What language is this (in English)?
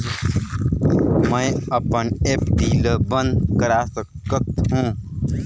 Chhattisgarhi